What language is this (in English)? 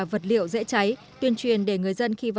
Vietnamese